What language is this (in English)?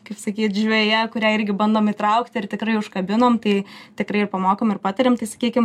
Lithuanian